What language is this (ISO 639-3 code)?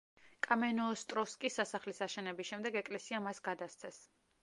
kat